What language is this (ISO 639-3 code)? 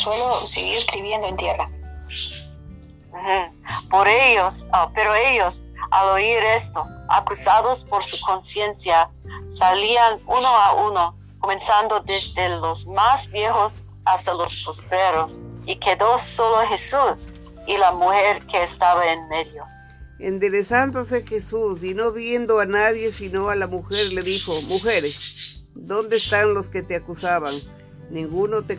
spa